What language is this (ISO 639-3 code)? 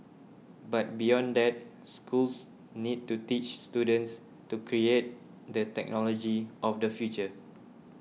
eng